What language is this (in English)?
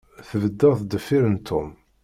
Kabyle